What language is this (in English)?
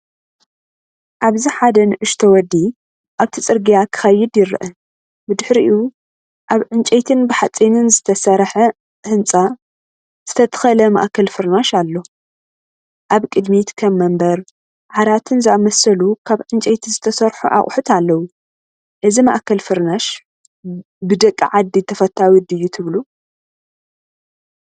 Tigrinya